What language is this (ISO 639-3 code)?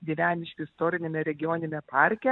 lit